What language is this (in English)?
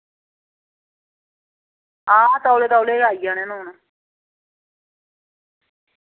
Dogri